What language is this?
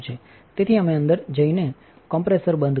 Gujarati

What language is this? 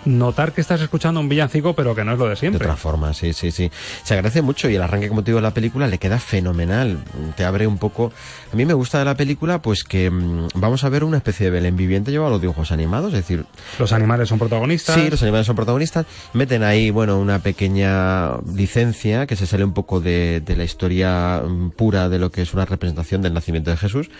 Spanish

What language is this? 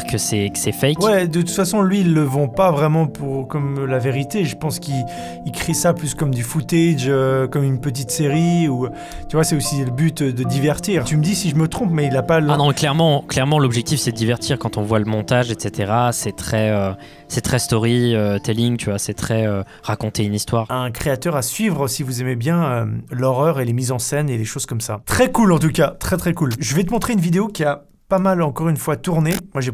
French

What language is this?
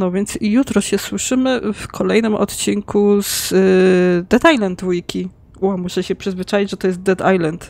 Polish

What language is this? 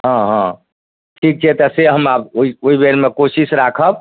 Maithili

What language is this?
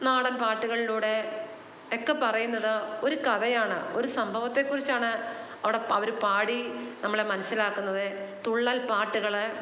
Malayalam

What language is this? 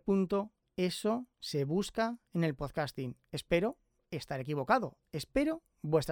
Spanish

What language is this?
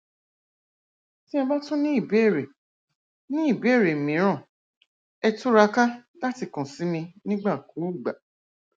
Yoruba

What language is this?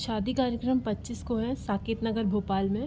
Hindi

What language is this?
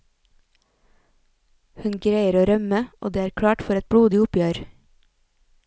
Norwegian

